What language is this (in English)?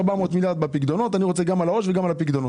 Hebrew